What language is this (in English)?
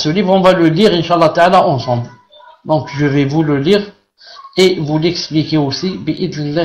French